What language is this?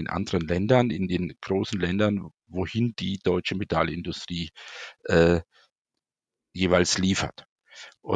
German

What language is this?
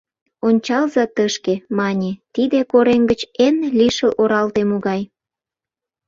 Mari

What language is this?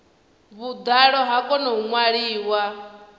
Venda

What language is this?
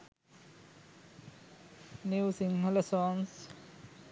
Sinhala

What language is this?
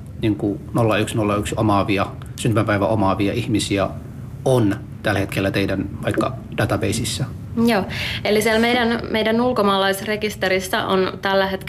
Finnish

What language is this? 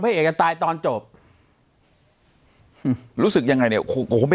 Thai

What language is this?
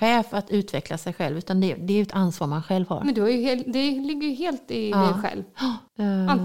Swedish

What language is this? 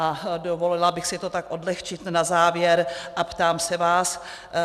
Czech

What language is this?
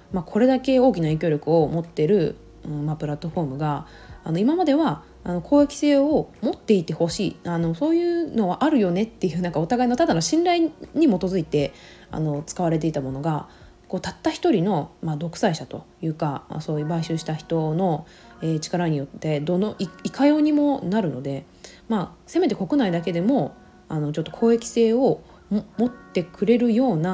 Japanese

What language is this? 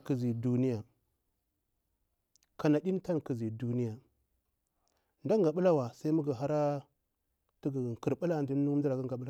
Bura-Pabir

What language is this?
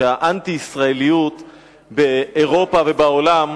Hebrew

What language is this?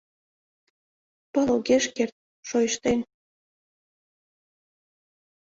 Mari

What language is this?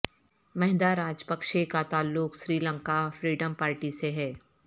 Urdu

